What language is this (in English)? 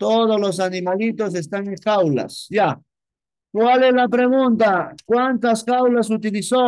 Spanish